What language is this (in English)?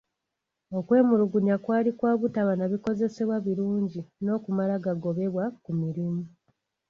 Ganda